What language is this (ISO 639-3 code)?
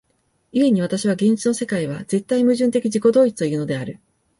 jpn